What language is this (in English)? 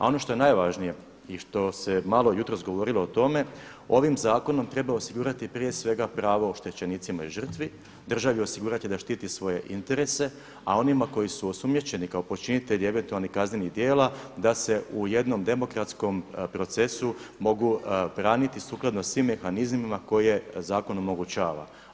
Croatian